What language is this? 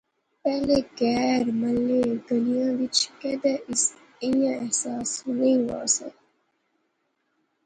Pahari-Potwari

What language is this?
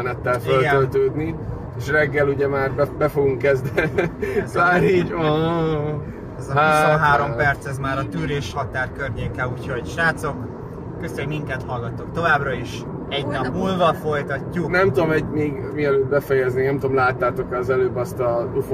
Hungarian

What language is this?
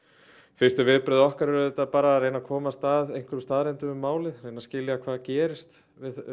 Icelandic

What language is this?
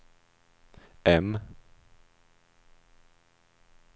Swedish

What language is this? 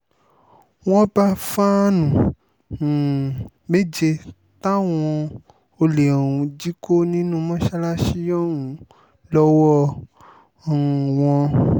Yoruba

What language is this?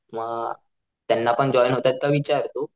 Marathi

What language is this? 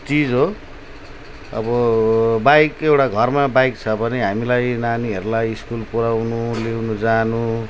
Nepali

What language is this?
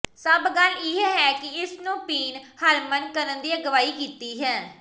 Punjabi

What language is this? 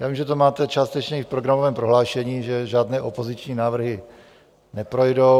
Czech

